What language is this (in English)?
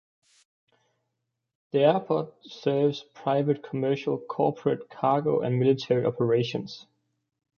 English